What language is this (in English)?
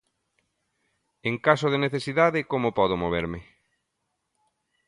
Galician